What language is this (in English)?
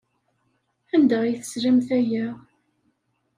Kabyle